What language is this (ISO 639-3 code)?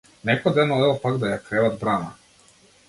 mkd